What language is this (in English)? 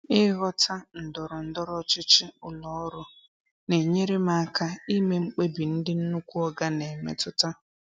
Igbo